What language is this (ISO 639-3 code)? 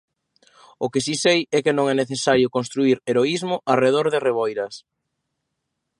glg